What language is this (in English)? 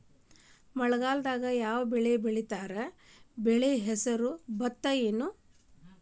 Kannada